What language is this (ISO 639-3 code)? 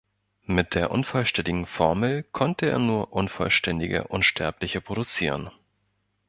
deu